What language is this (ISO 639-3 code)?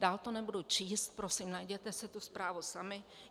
ces